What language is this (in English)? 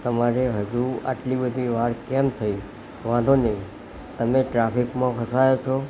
Gujarati